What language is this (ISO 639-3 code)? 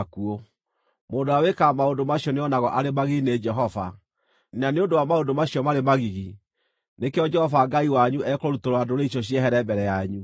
kik